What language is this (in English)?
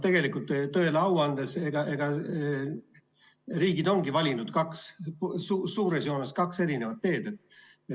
Estonian